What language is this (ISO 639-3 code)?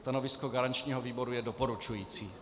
ces